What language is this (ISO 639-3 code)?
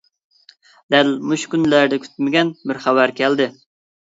uig